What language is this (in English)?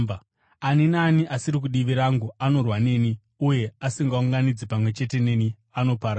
Shona